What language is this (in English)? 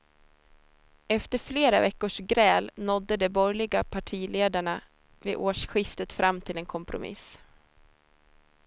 Swedish